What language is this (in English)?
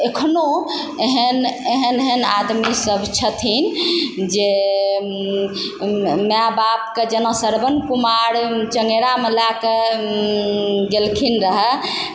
Maithili